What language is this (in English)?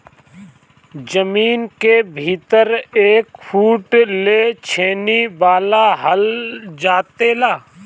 Bhojpuri